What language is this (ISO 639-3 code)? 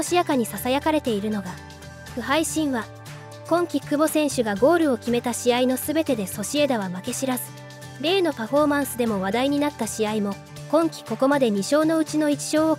jpn